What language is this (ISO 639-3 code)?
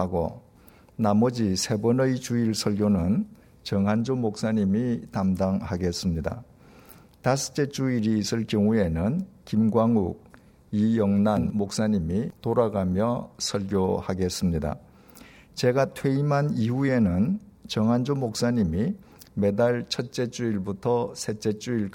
kor